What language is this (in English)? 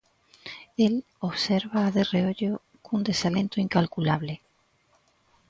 Galician